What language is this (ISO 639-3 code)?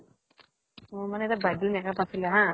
asm